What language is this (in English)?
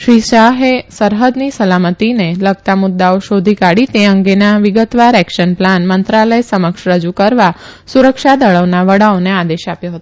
Gujarati